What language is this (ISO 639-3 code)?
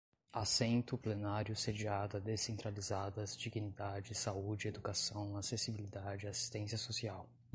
por